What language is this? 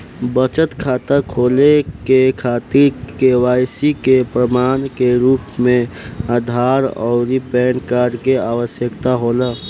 Bhojpuri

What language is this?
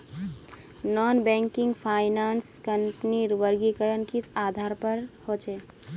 Magahi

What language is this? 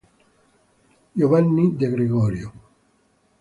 Italian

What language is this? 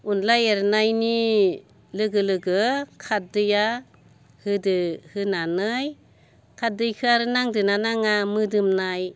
Bodo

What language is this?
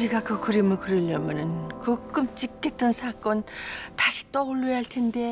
Korean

